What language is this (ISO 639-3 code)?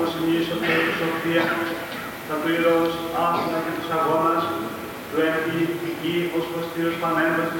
ell